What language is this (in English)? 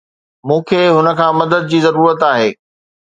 Sindhi